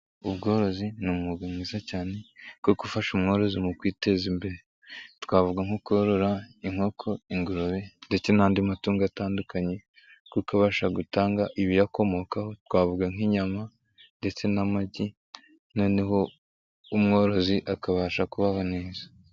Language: Kinyarwanda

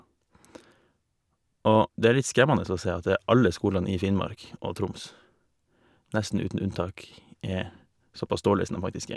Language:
Norwegian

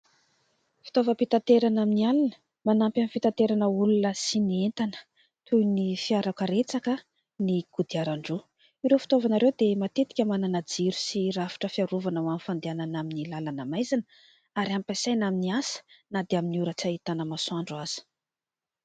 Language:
Malagasy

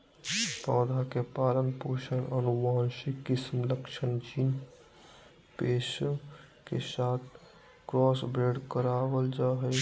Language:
Magahi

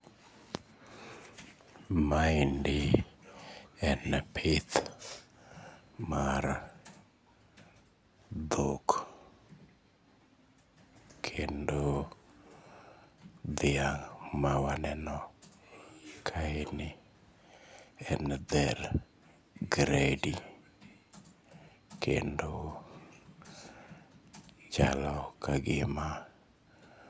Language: Luo (Kenya and Tanzania)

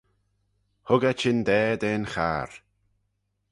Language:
Manx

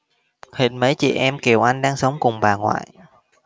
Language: Vietnamese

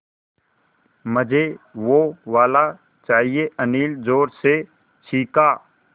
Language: Hindi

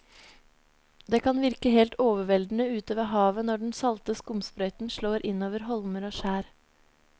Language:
Norwegian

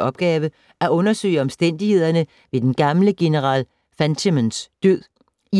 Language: Danish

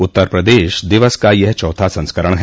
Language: Hindi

